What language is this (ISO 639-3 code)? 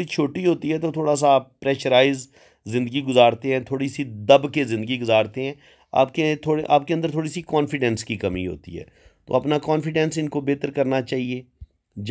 hin